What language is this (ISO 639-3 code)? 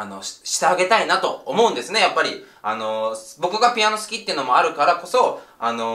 jpn